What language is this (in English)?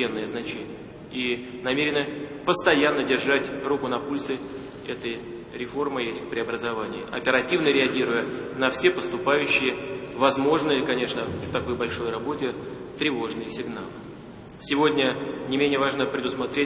Russian